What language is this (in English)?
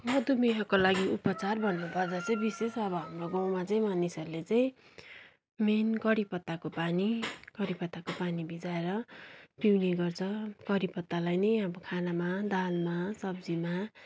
Nepali